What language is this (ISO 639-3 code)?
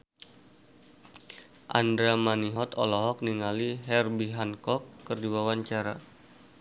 sun